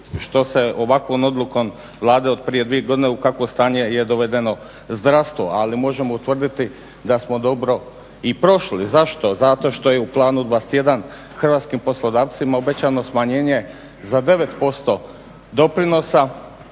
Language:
Croatian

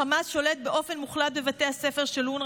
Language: Hebrew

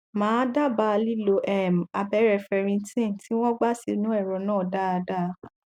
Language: Yoruba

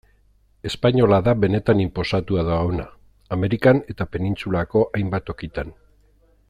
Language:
Basque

